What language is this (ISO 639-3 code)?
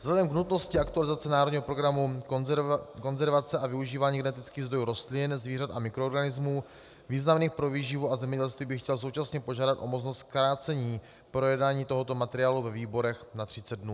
ces